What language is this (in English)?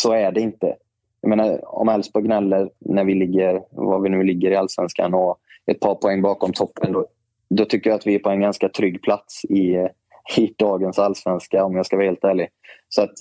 Swedish